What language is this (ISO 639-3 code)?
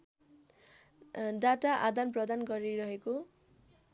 nep